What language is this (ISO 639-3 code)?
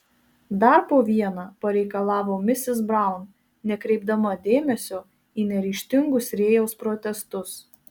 lit